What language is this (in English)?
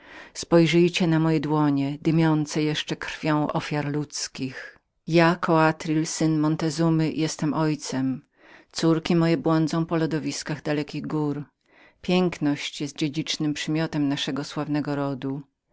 Polish